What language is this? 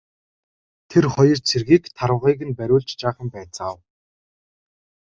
Mongolian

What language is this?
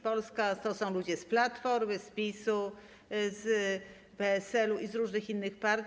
Polish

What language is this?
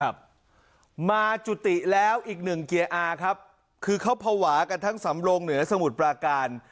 Thai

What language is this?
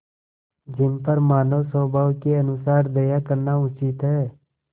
Hindi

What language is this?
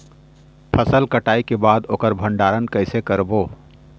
Chhattisgarhi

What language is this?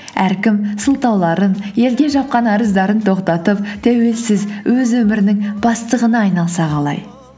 Kazakh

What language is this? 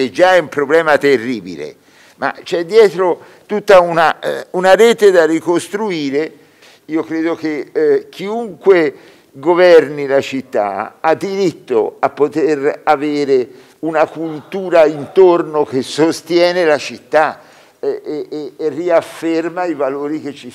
Italian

